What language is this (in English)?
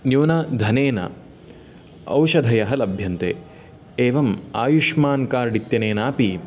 Sanskrit